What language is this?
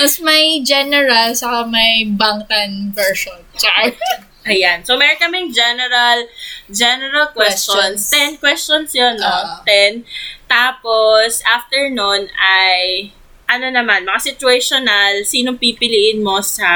Filipino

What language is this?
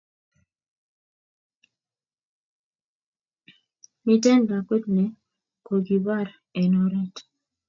Kalenjin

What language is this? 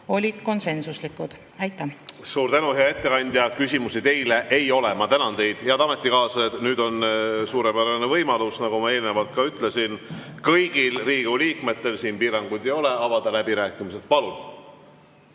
Estonian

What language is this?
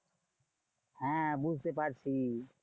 Bangla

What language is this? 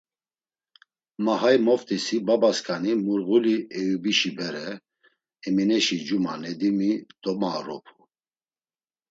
Laz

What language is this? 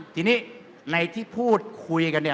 Thai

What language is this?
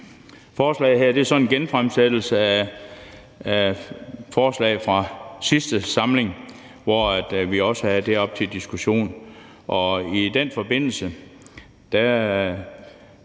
Danish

